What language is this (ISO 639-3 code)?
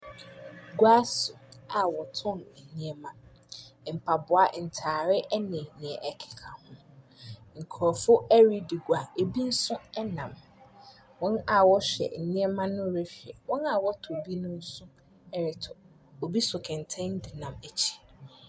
aka